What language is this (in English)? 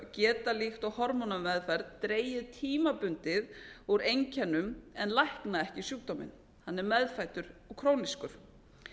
Icelandic